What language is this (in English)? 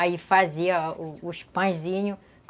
Portuguese